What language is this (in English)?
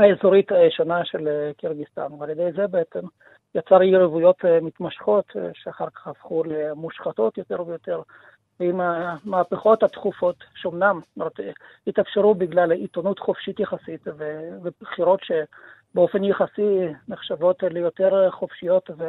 Hebrew